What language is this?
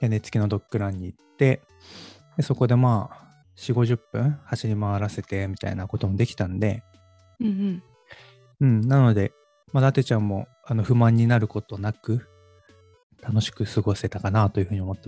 Japanese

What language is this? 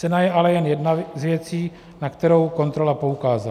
Czech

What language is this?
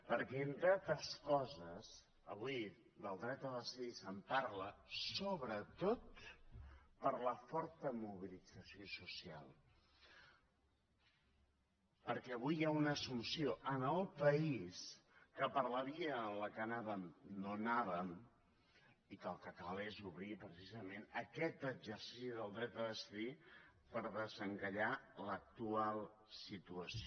Catalan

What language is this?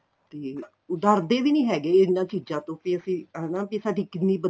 Punjabi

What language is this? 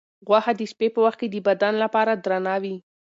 Pashto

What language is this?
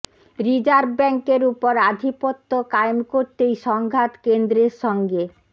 Bangla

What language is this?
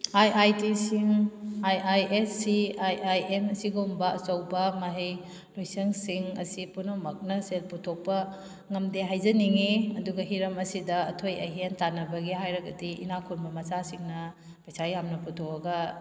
Manipuri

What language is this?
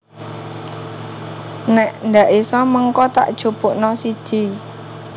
Javanese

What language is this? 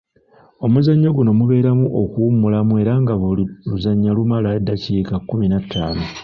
Ganda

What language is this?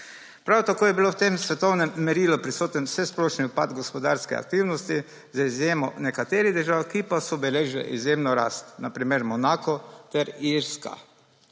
Slovenian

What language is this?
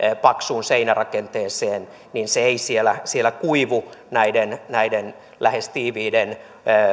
Finnish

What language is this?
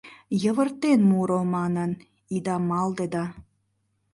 Mari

